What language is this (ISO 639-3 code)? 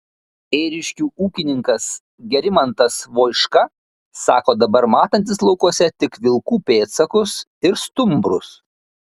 lit